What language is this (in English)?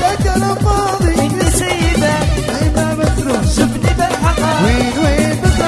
Arabic